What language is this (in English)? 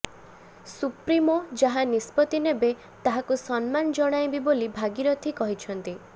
Odia